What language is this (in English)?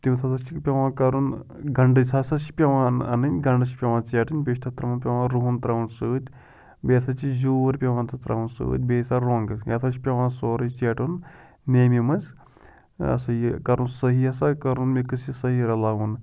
Kashmiri